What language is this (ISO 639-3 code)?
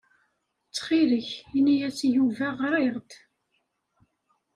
kab